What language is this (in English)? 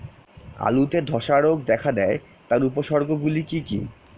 Bangla